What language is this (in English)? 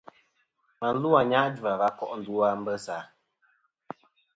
Kom